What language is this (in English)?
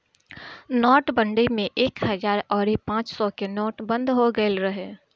Bhojpuri